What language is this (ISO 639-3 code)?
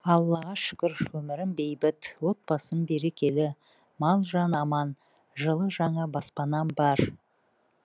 kaz